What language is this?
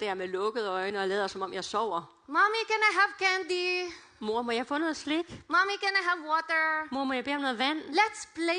Danish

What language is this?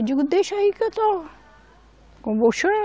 Portuguese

